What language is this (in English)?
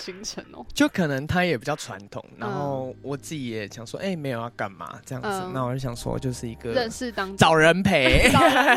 Chinese